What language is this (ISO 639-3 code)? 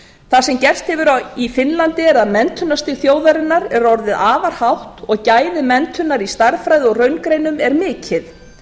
isl